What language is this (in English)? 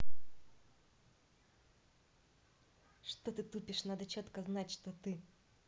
Russian